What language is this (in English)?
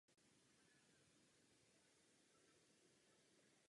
Czech